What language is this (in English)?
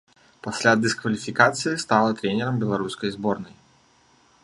Belarusian